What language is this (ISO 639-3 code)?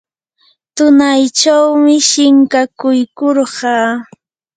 qur